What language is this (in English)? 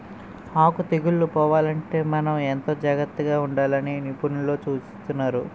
Telugu